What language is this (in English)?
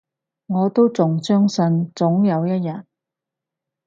Cantonese